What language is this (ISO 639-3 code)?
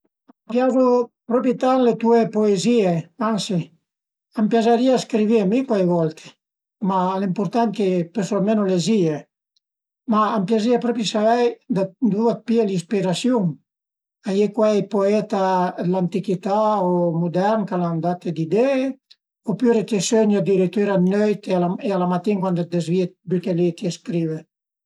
pms